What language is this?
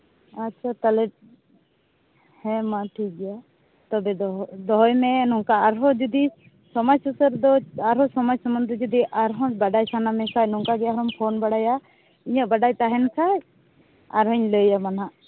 Santali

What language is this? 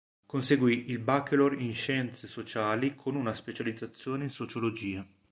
Italian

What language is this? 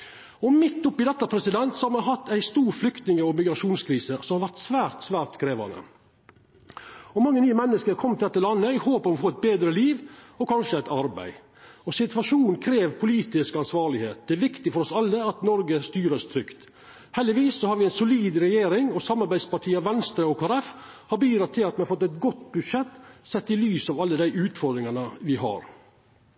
Norwegian Nynorsk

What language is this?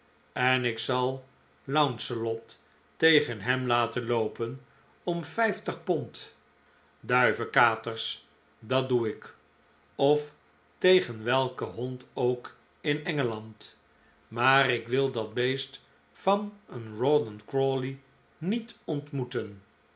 Dutch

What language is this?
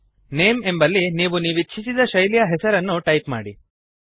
Kannada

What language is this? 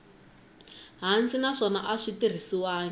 Tsonga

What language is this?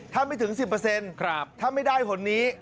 Thai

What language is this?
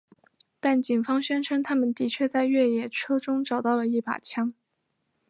Chinese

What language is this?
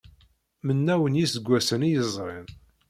Kabyle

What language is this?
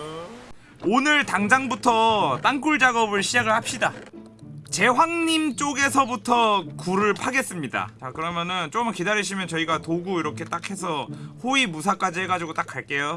Korean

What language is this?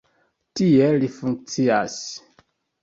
Esperanto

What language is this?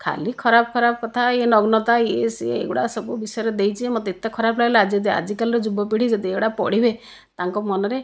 Odia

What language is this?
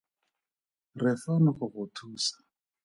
Tswana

